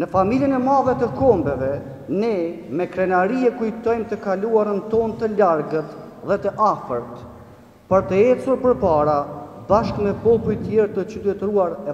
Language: Romanian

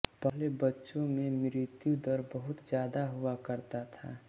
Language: Hindi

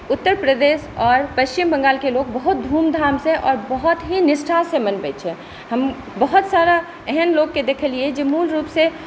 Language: Maithili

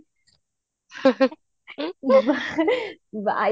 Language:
Odia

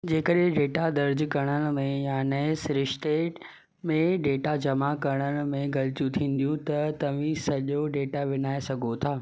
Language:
Sindhi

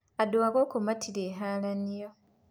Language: Kikuyu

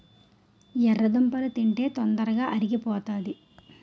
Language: Telugu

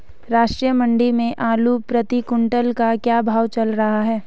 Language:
Hindi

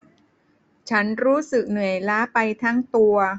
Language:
Thai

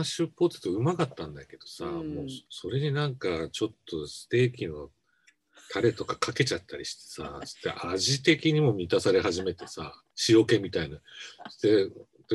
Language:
Japanese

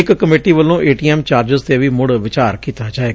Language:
Punjabi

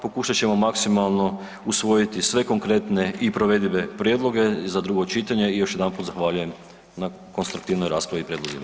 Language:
Croatian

